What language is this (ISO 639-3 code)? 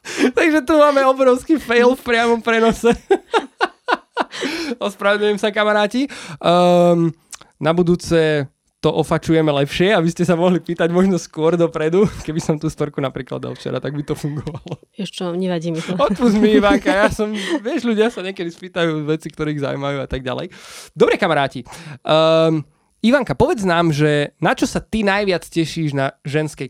slk